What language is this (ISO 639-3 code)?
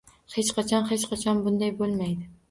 uzb